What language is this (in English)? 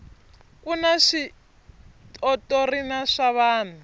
Tsonga